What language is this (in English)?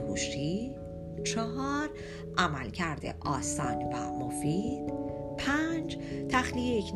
Persian